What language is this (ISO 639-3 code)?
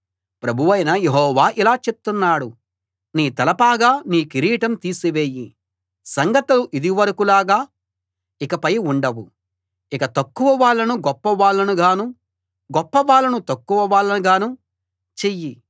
tel